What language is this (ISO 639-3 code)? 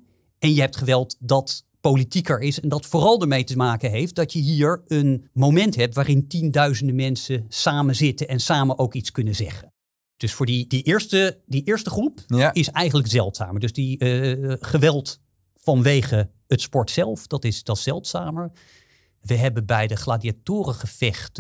nld